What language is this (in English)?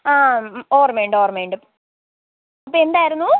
Malayalam